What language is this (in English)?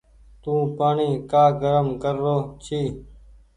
Goaria